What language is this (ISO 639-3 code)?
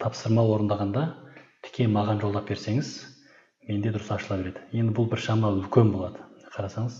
tur